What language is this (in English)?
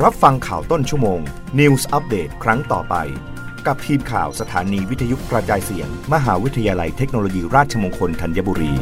Thai